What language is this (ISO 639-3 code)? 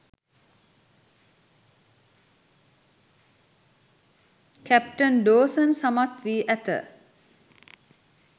sin